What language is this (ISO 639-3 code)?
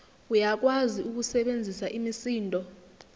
zul